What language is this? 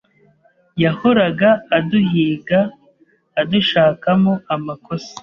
Kinyarwanda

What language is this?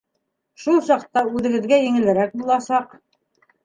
Bashkir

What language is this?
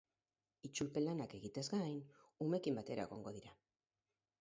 Basque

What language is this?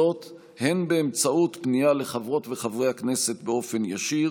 Hebrew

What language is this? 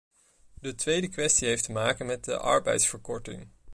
Dutch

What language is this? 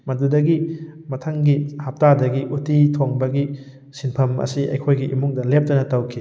Manipuri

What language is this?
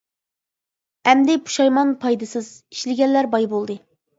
Uyghur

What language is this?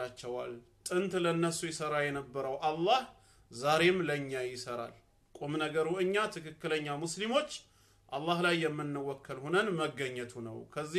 Arabic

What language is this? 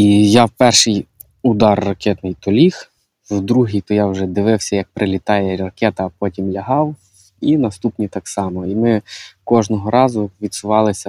Ukrainian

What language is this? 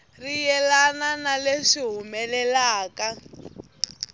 Tsonga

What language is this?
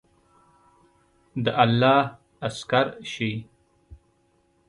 Pashto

